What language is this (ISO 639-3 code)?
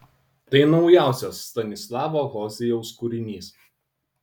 lit